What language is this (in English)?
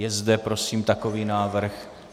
Czech